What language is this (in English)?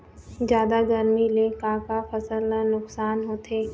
Chhattisgarhi